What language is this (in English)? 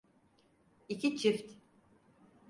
Turkish